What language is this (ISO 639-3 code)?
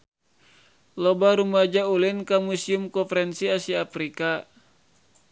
sun